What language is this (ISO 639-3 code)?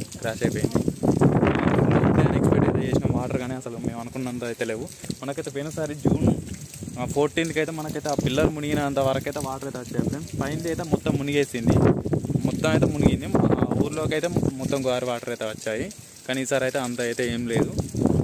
hin